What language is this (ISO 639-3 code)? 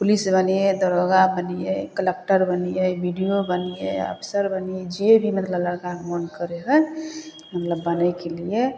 mai